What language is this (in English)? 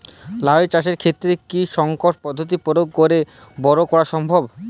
Bangla